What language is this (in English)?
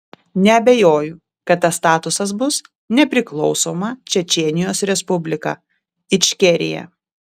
Lithuanian